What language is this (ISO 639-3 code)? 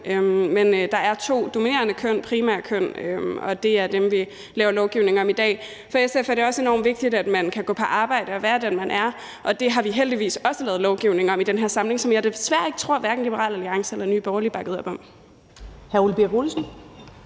dan